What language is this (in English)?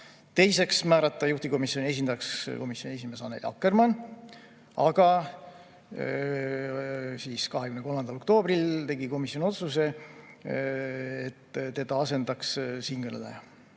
Estonian